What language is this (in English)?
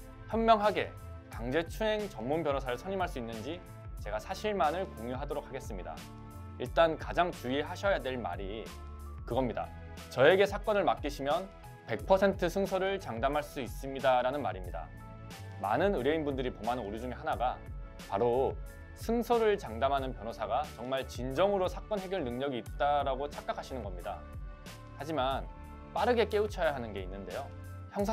Korean